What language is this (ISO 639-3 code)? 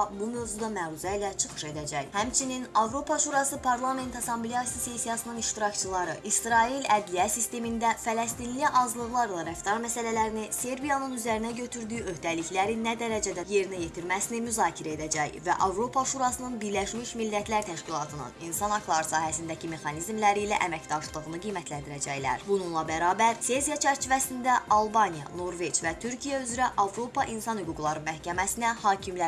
aze